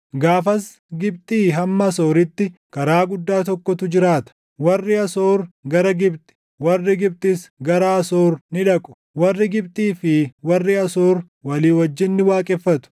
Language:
Oromo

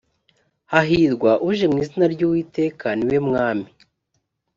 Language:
Kinyarwanda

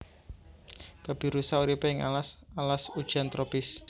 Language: Javanese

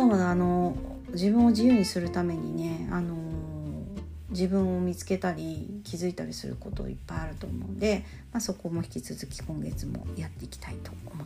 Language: Japanese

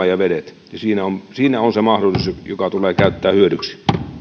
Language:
Finnish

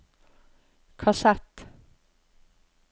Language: Norwegian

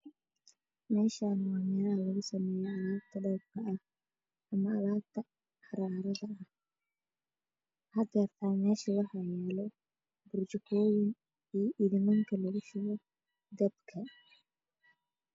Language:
Somali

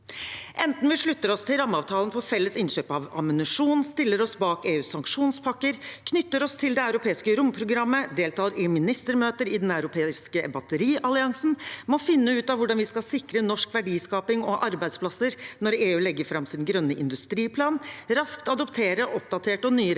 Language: Norwegian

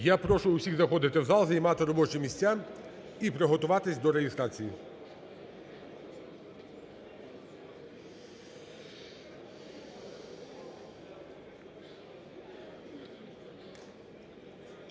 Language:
Ukrainian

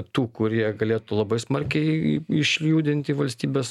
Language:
Lithuanian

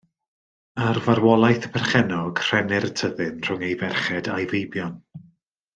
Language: Welsh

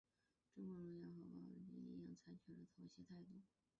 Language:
Chinese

